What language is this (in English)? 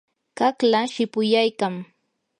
Yanahuanca Pasco Quechua